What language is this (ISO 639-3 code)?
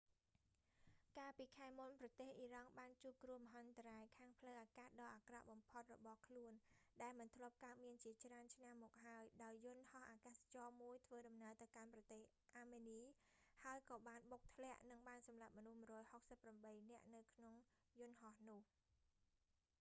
khm